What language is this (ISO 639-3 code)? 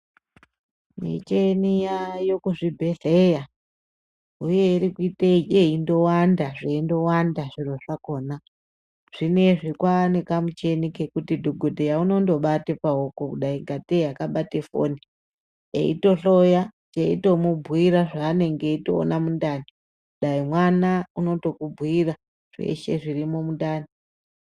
ndc